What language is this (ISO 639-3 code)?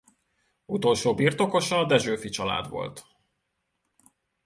hun